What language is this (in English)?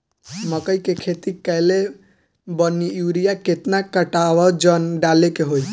Bhojpuri